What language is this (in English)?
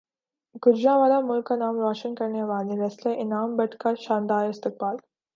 Urdu